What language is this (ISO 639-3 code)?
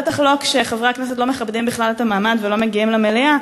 heb